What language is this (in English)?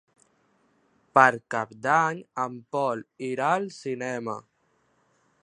Catalan